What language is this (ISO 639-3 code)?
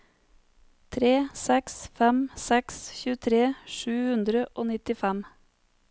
nor